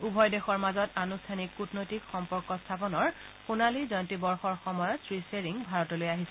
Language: Assamese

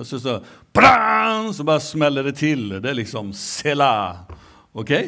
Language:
Swedish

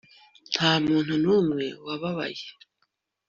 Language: Kinyarwanda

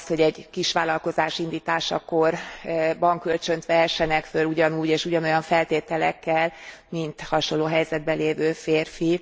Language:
Hungarian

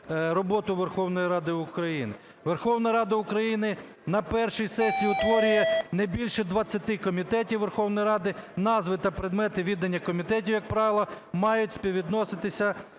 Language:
Ukrainian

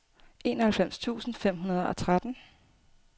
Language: Danish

